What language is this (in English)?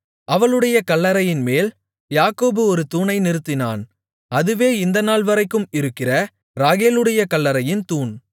Tamil